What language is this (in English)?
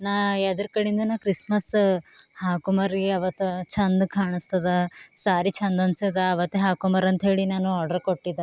Kannada